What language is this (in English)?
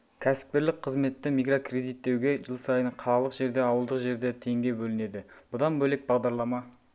Kazakh